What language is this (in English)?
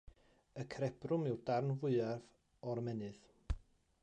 Welsh